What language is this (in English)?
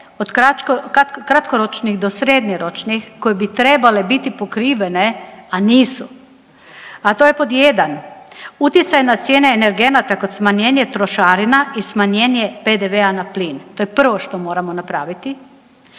Croatian